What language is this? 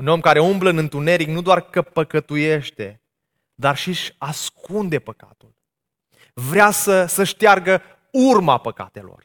Romanian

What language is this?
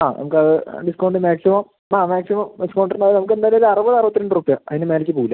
Malayalam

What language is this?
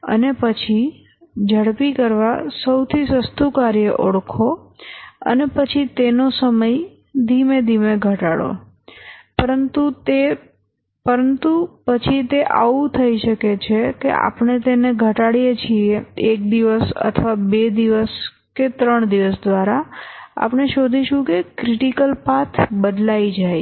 Gujarati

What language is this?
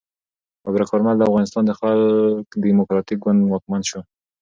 Pashto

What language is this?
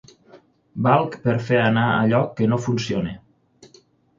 Catalan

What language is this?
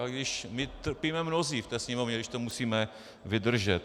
Czech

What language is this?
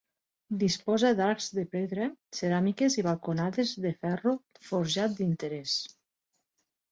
Catalan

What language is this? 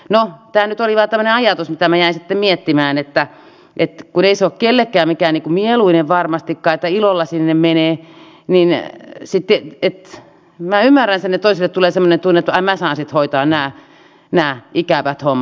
Finnish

